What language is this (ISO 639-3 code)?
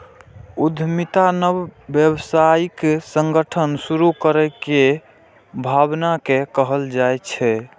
mai